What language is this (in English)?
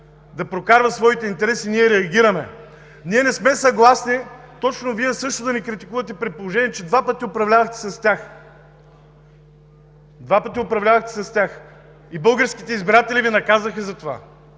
Bulgarian